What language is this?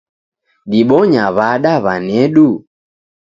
Taita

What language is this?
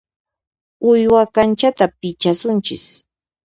Puno Quechua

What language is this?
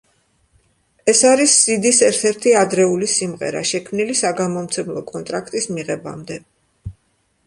Georgian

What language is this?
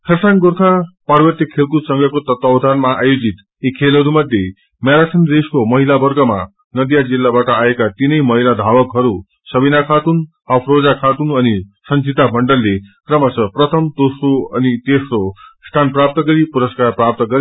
Nepali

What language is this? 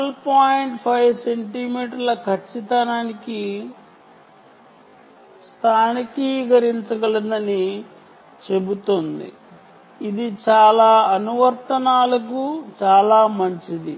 Telugu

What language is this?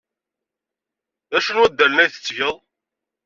Kabyle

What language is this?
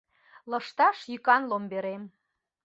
Mari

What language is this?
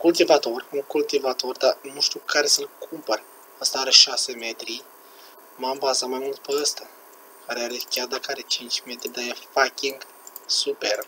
Romanian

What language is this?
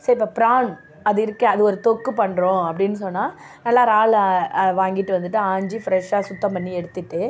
Tamil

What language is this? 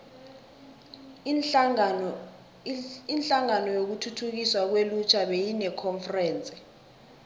South Ndebele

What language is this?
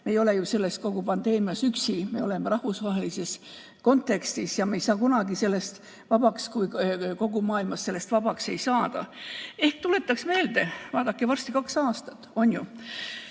Estonian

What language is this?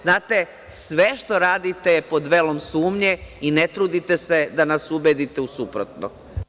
Serbian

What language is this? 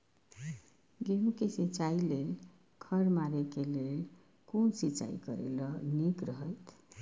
Maithili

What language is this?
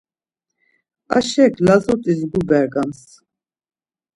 Laz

